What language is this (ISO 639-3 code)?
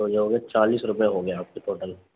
urd